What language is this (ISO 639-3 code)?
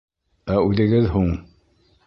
bak